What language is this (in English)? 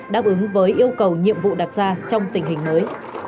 Vietnamese